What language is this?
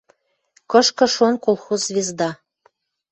Western Mari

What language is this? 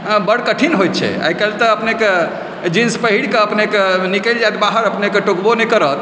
Maithili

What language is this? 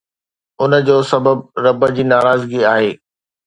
Sindhi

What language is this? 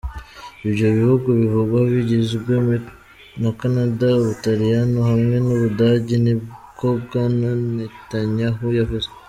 Kinyarwanda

